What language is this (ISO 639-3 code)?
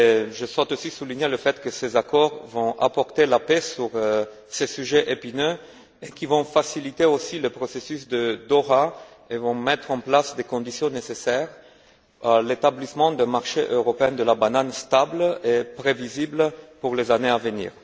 fra